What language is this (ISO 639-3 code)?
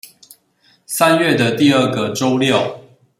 zho